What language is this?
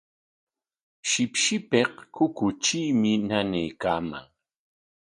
Corongo Ancash Quechua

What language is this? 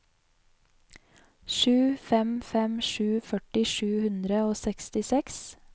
Norwegian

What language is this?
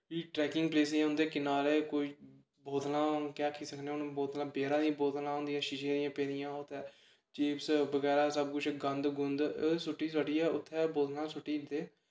Dogri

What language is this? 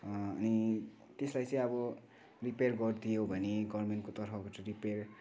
Nepali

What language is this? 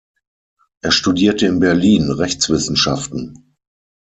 German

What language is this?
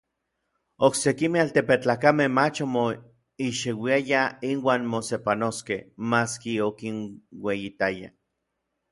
Orizaba Nahuatl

